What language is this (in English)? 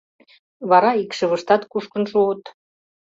Mari